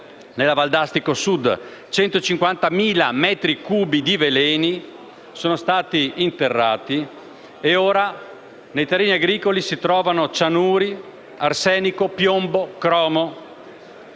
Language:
Italian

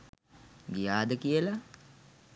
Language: Sinhala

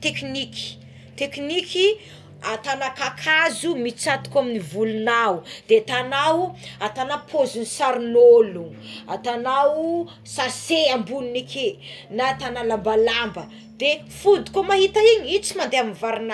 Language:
Tsimihety Malagasy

